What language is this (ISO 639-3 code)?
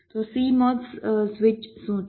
guj